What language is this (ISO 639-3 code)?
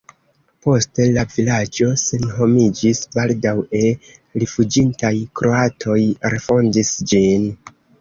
epo